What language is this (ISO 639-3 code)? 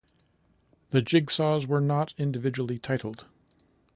eng